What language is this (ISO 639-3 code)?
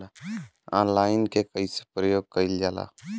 bho